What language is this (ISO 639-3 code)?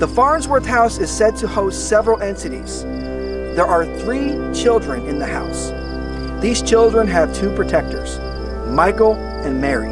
eng